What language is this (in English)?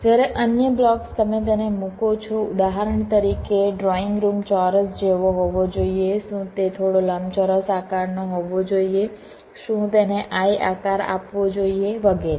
Gujarati